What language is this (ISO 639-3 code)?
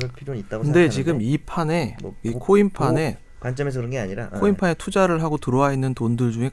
kor